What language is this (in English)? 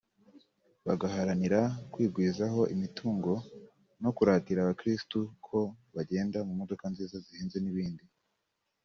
Kinyarwanda